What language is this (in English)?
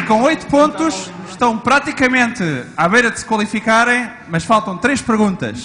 Portuguese